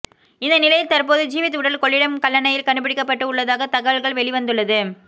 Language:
Tamil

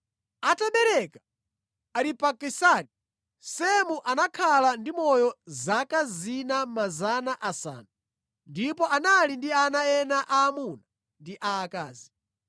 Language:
Nyanja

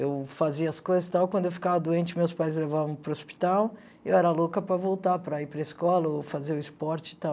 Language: Portuguese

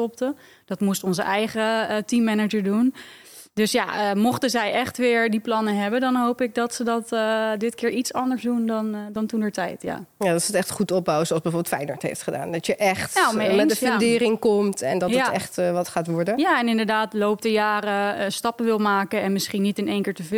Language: Dutch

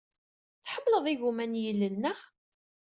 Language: Kabyle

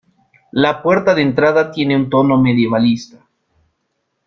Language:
Spanish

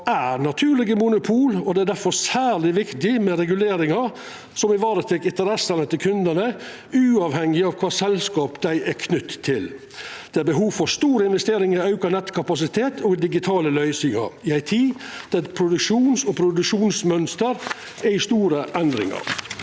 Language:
Norwegian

